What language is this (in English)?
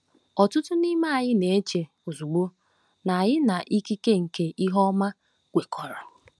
Igbo